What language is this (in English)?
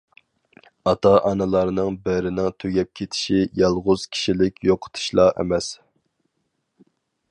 Uyghur